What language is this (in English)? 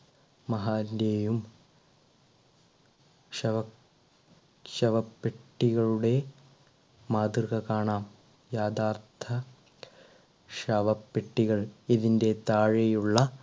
Malayalam